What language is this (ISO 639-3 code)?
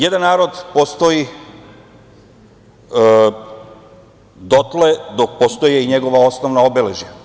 srp